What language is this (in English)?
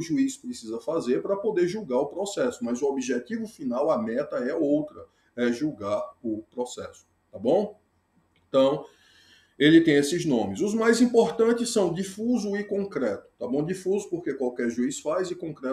Portuguese